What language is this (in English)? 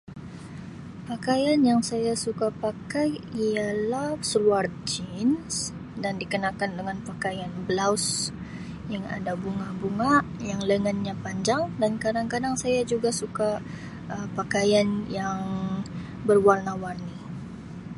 Sabah Malay